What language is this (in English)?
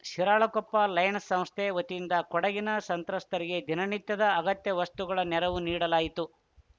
Kannada